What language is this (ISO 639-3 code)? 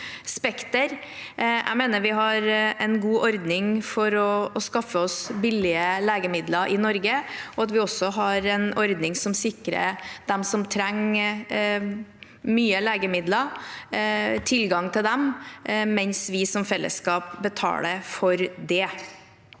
nor